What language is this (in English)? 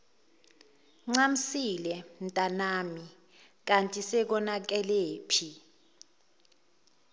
Zulu